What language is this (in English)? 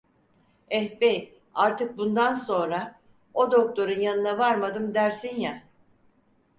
Turkish